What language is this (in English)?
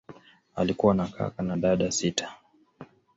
Swahili